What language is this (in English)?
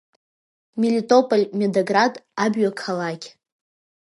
Abkhazian